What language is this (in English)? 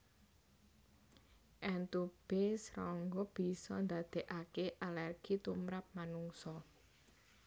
Javanese